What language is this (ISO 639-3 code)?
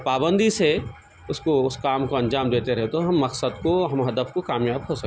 urd